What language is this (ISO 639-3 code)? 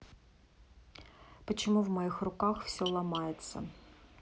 rus